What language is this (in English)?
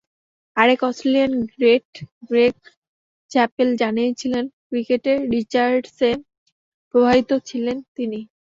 Bangla